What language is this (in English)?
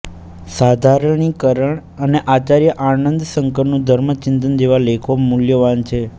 Gujarati